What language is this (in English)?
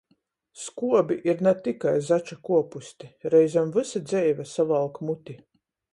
Latgalian